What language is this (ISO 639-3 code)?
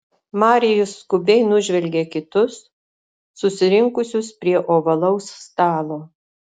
lit